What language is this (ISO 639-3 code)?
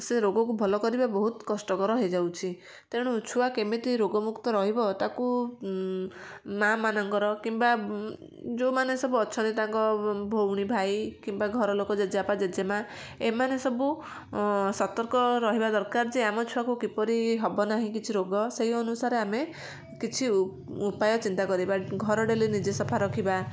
ori